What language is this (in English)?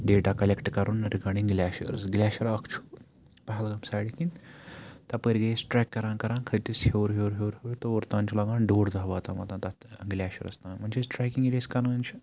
Kashmiri